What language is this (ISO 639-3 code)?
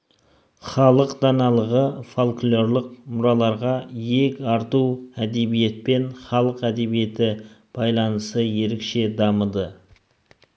kaz